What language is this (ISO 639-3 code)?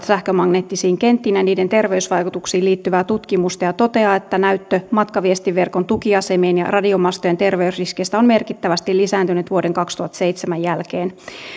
fin